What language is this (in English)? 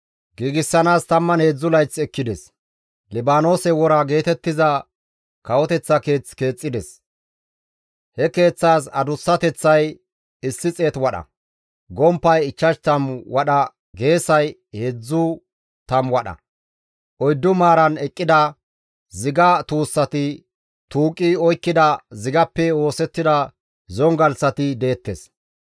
Gamo